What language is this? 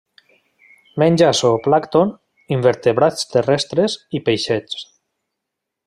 Catalan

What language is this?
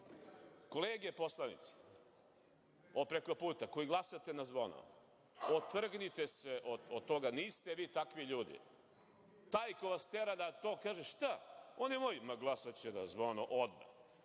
Serbian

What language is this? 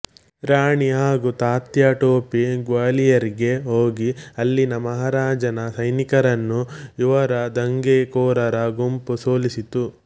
Kannada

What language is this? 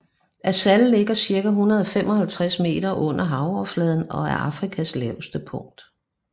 Danish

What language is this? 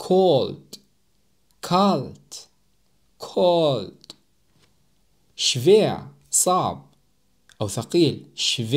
Arabic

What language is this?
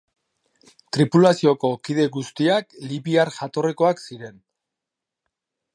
Basque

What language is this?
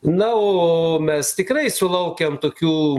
Lithuanian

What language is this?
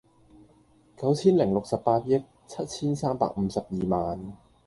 Cantonese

